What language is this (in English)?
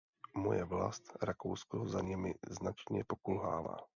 Czech